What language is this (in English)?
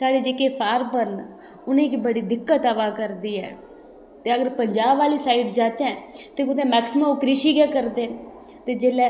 Dogri